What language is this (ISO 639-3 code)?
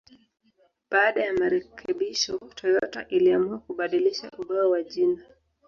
swa